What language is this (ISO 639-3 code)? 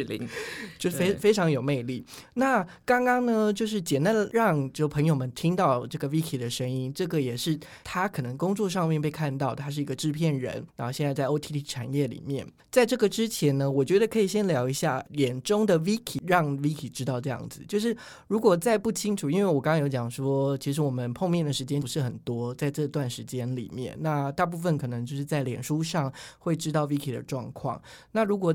zho